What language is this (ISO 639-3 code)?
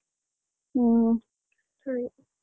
kan